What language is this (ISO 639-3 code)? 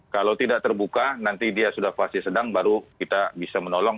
ind